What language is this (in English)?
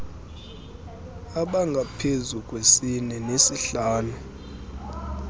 Xhosa